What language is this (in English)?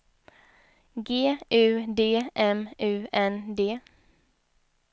Swedish